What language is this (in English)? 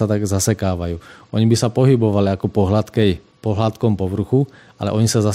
Slovak